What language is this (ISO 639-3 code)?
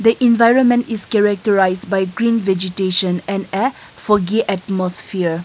eng